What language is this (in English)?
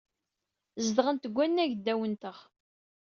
Kabyle